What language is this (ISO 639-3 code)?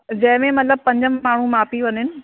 snd